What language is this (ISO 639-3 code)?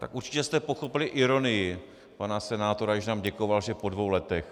ces